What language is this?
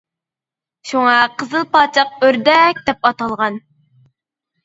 Uyghur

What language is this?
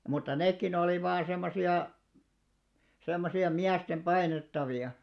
Finnish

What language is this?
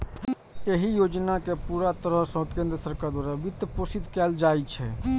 Maithili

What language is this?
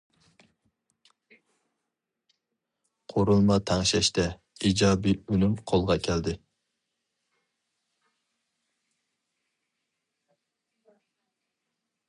Uyghur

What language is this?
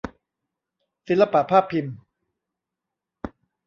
Thai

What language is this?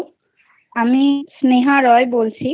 Bangla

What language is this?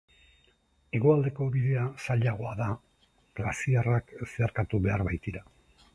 Basque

